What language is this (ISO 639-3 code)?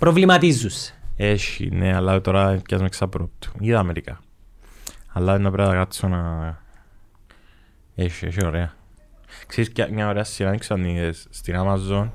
ell